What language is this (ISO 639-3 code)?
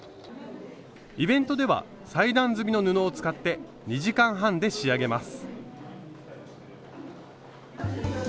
jpn